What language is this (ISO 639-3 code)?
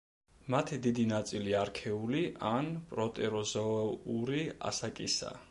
kat